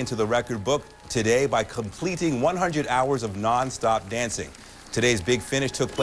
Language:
Tamil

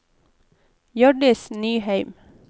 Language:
Norwegian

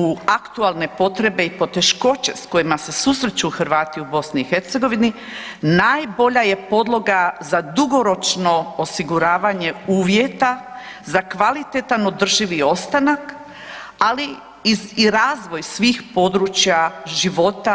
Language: Croatian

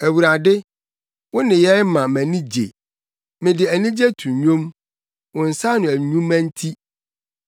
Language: Akan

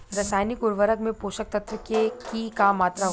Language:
Bhojpuri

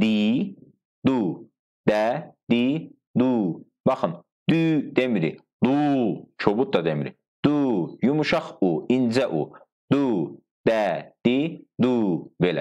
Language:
Turkish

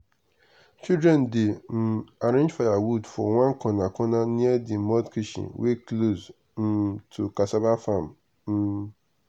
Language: Nigerian Pidgin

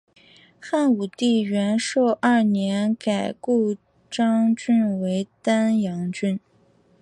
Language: Chinese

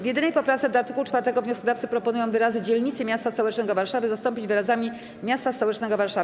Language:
Polish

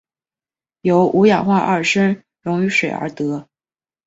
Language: Chinese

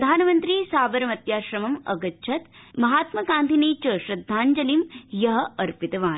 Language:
Sanskrit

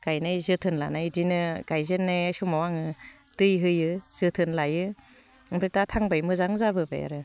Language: Bodo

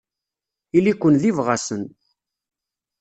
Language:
Kabyle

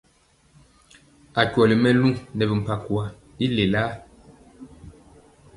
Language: Mpiemo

